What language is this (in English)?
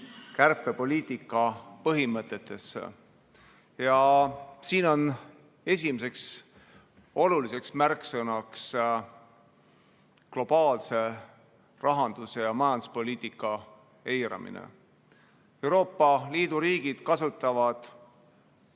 Estonian